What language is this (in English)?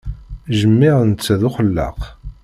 Kabyle